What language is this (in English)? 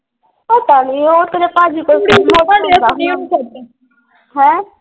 Punjabi